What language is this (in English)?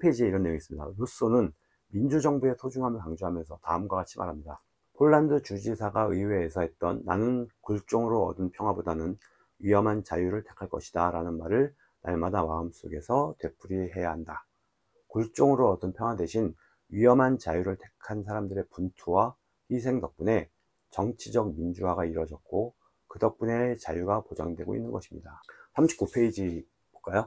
Korean